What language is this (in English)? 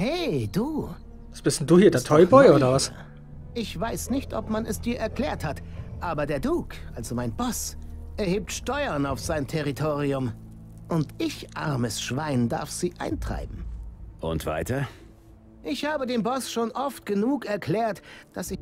German